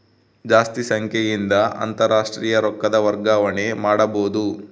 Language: Kannada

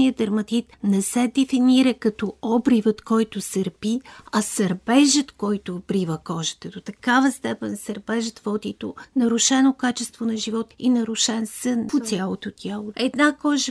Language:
Bulgarian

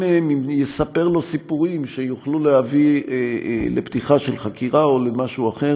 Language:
Hebrew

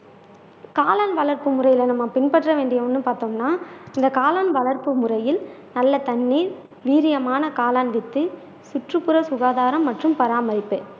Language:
Tamil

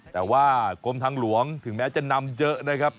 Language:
Thai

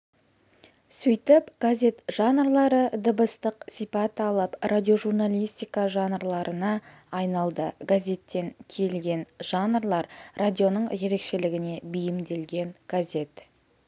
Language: Kazakh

